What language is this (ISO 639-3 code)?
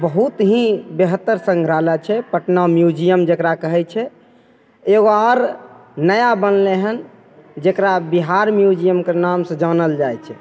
mai